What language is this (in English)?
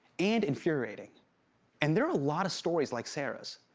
English